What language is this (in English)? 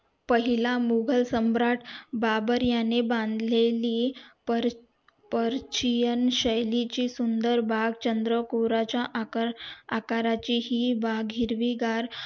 Marathi